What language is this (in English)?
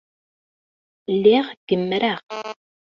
Kabyle